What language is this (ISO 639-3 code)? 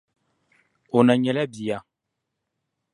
dag